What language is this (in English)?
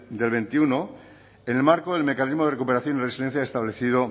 Spanish